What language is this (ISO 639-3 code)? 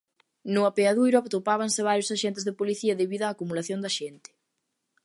glg